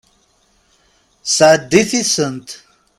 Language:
Kabyle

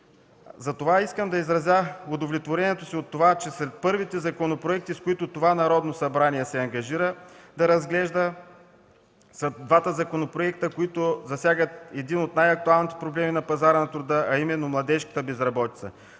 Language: Bulgarian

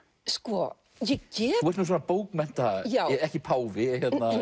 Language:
Icelandic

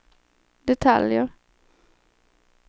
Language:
Swedish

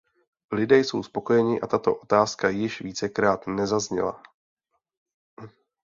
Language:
Czech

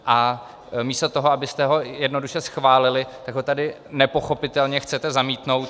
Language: Czech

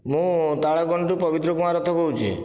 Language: Odia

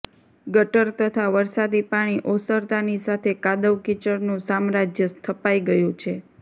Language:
Gujarati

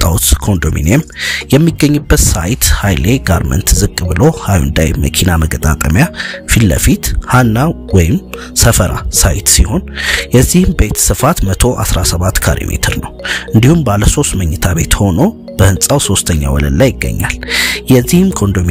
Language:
Arabic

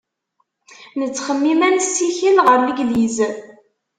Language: Kabyle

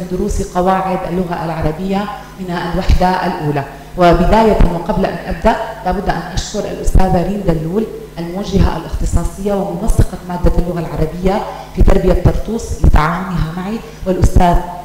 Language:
Arabic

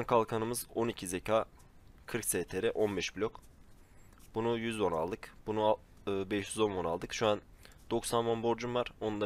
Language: Turkish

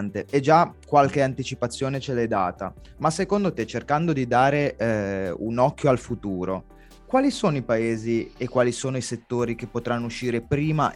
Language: Italian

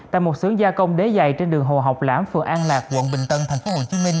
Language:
Vietnamese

